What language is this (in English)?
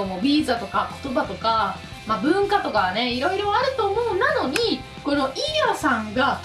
Japanese